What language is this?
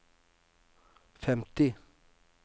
Norwegian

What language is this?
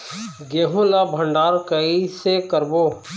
Chhattisgarhi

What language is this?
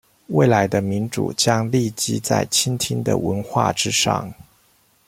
Chinese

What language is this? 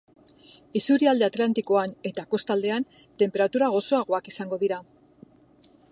Basque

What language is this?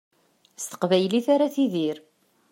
Kabyle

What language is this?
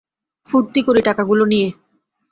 Bangla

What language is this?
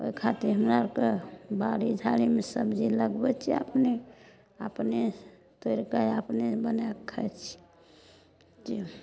Maithili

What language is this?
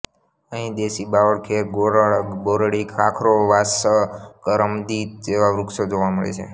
Gujarati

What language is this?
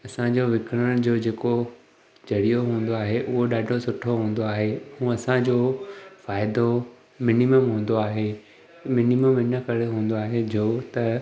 Sindhi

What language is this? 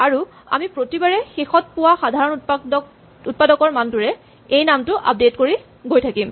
Assamese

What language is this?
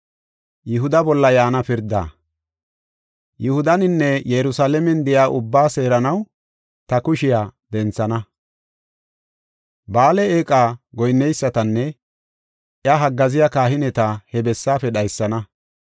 Gofa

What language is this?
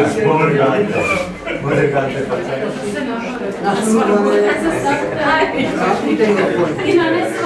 Czech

